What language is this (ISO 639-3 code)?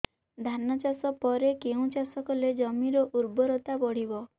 ori